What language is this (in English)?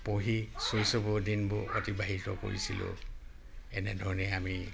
Assamese